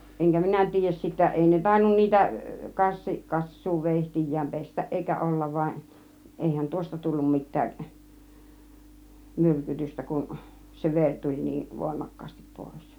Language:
Finnish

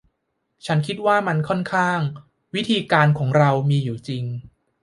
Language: Thai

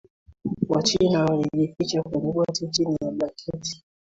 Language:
Swahili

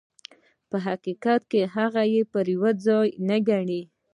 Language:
Pashto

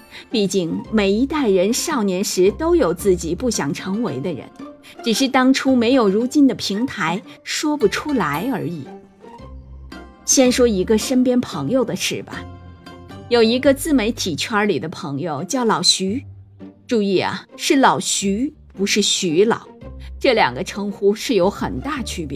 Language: Chinese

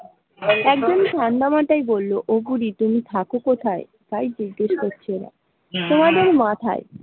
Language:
Bangla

